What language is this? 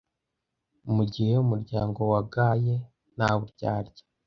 Kinyarwanda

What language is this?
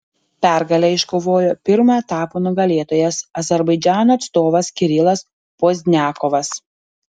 Lithuanian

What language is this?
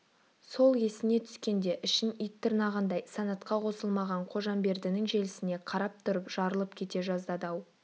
Kazakh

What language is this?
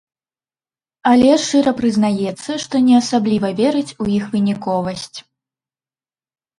Belarusian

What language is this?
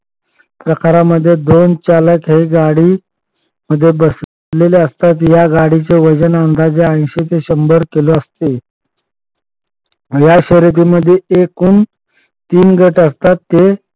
Marathi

